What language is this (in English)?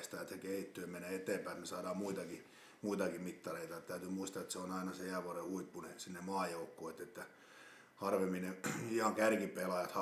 Finnish